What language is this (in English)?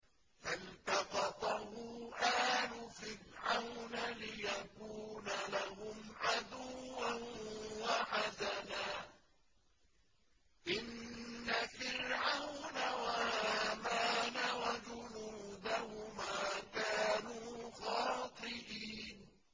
Arabic